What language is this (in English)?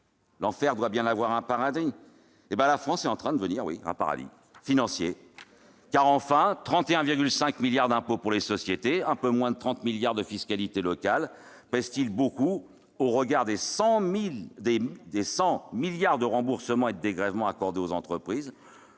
French